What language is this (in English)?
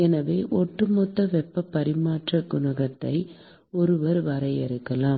Tamil